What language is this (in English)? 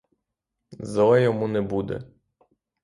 Ukrainian